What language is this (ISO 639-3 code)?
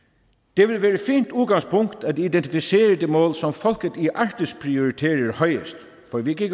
dan